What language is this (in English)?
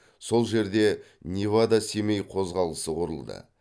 Kazakh